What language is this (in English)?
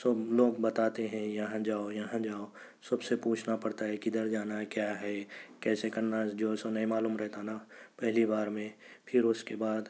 Urdu